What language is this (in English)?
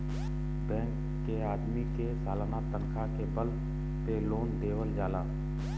Bhojpuri